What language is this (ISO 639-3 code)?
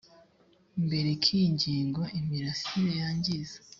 kin